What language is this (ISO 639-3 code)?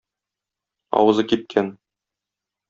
tat